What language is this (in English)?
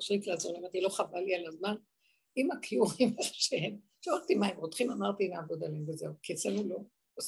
Hebrew